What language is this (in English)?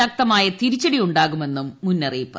Malayalam